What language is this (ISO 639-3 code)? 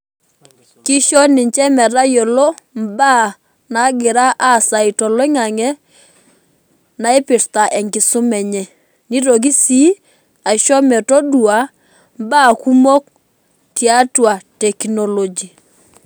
mas